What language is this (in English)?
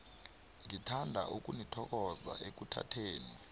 South Ndebele